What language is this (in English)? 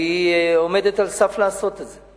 Hebrew